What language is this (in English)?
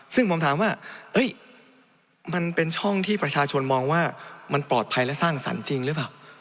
Thai